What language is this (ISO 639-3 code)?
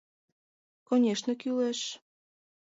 chm